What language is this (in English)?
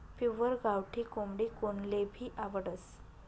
Marathi